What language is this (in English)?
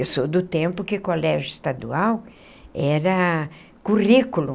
Portuguese